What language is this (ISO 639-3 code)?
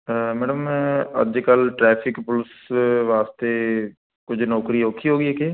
pan